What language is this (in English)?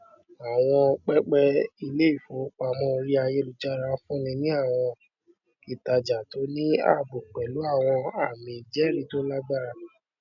Yoruba